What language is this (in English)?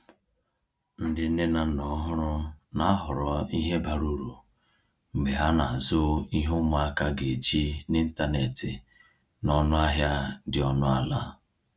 Igbo